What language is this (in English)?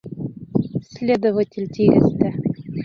Bashkir